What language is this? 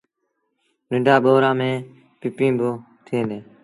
Sindhi Bhil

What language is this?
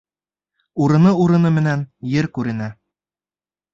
Bashkir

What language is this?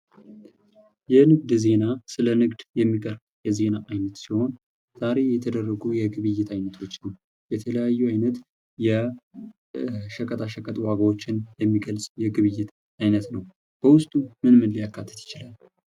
Amharic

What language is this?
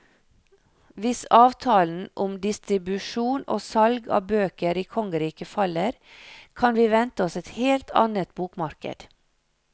Norwegian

